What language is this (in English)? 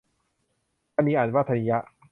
Thai